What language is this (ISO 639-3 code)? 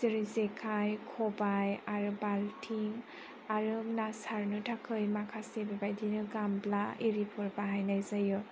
brx